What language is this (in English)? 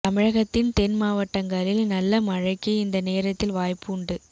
Tamil